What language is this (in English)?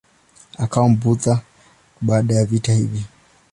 Swahili